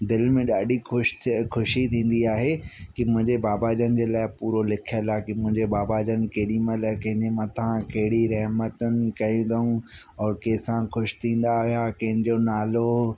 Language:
Sindhi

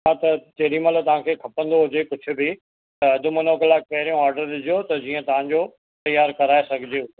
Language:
Sindhi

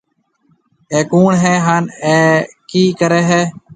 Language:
Marwari (Pakistan)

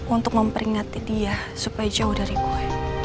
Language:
Indonesian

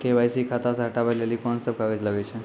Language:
Maithili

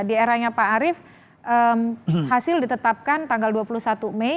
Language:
Indonesian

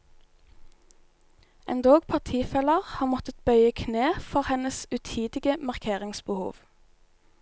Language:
Norwegian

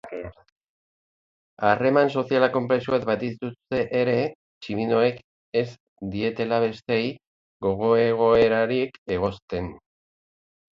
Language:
Basque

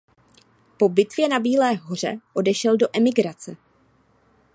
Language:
Czech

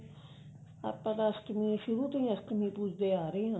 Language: Punjabi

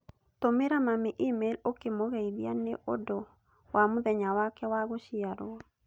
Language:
Kikuyu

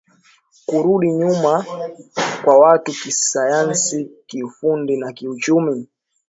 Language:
Swahili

